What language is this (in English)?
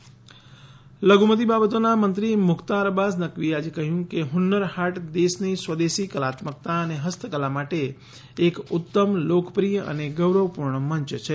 Gujarati